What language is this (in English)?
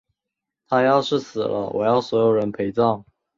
Chinese